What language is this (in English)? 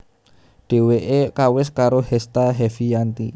Javanese